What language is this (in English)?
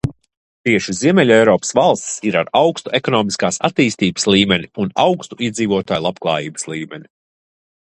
Latvian